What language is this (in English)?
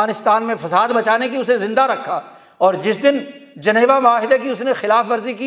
Urdu